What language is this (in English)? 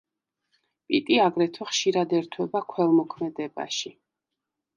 Georgian